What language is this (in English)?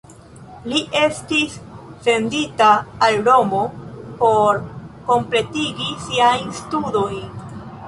Esperanto